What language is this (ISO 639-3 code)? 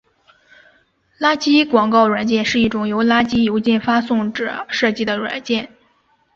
zho